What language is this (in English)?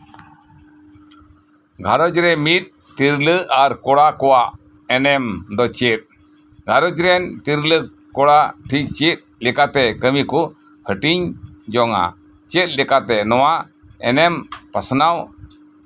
Santali